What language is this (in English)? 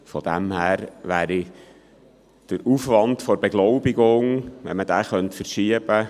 Swiss German